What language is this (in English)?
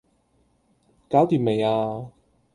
Cantonese